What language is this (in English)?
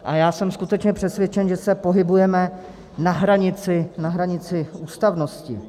Czech